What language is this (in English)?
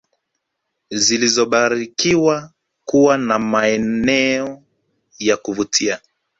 Swahili